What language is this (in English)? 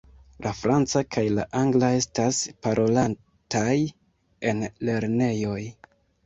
Esperanto